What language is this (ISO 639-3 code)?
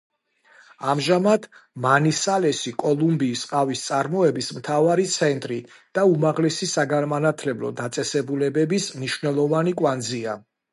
kat